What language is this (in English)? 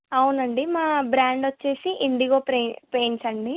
Telugu